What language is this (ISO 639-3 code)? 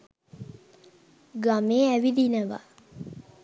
sin